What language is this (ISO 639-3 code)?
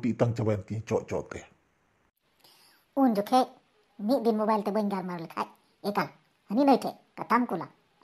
ron